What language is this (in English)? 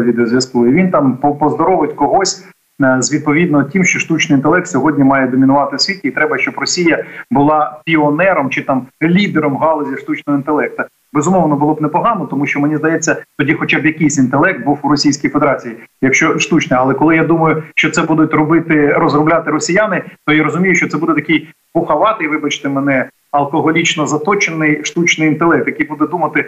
Ukrainian